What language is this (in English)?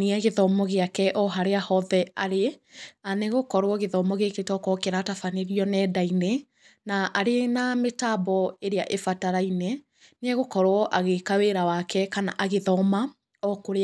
Kikuyu